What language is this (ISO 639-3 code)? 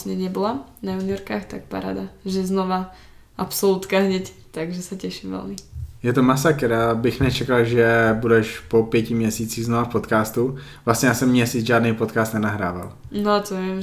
ces